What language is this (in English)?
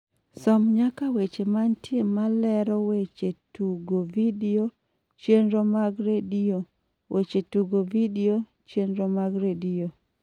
Luo (Kenya and Tanzania)